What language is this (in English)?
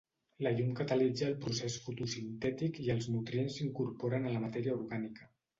Catalan